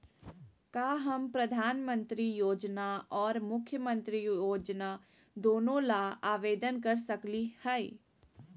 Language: Magahi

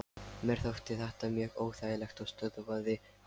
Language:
Icelandic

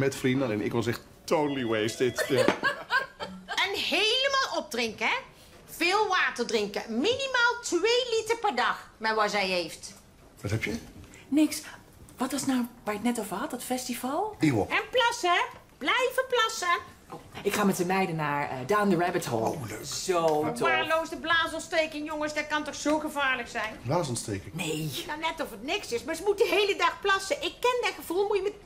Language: Dutch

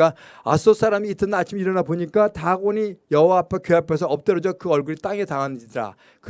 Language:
Korean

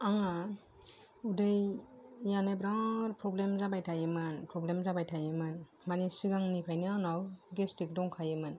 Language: Bodo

